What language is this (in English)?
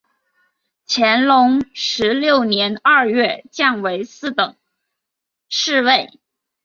Chinese